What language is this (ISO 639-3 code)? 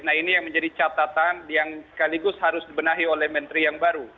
ind